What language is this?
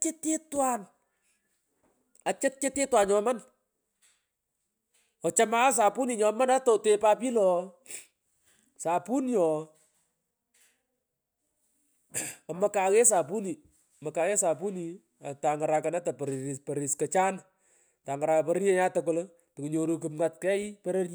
Pökoot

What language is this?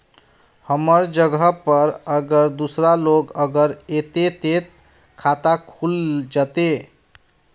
Magahi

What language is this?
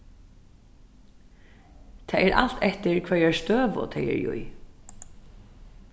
Faroese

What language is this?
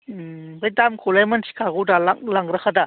Bodo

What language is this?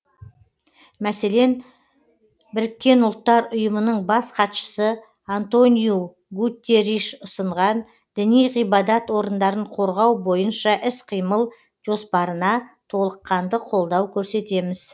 Kazakh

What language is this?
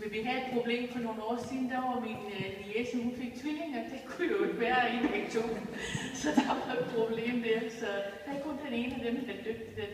Danish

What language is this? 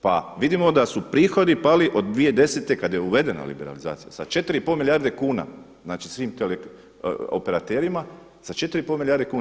Croatian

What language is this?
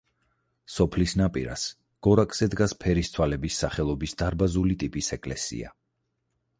Georgian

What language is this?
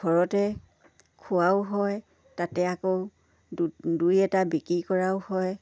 Assamese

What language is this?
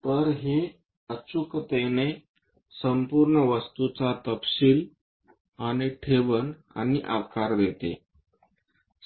Marathi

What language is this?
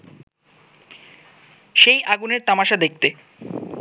Bangla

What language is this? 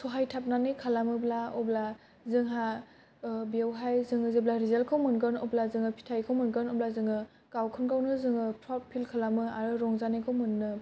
Bodo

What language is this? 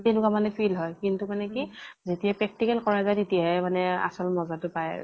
Assamese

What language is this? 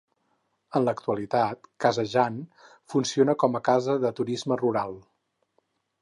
Catalan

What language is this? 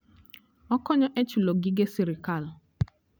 Luo (Kenya and Tanzania)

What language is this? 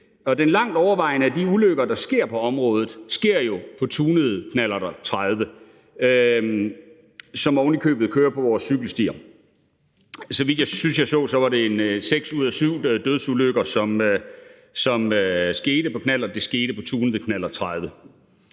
Danish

